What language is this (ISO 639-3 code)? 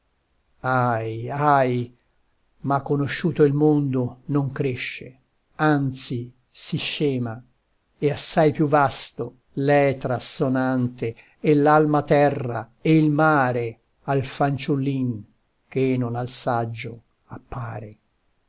ita